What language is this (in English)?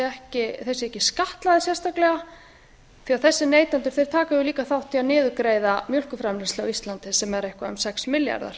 Icelandic